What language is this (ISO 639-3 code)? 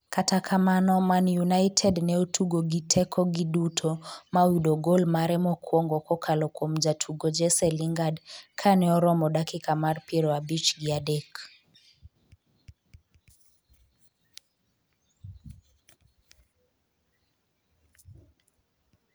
luo